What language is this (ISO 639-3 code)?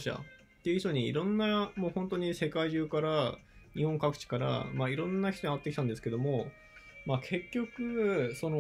jpn